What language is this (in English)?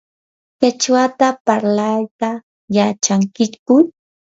Yanahuanca Pasco Quechua